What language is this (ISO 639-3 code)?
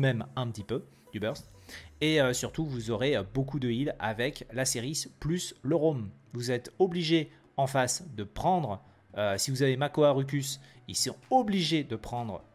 fra